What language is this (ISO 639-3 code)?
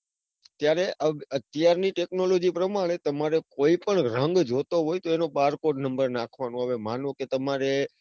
guj